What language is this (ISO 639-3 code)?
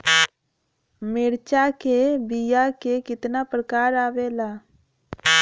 bho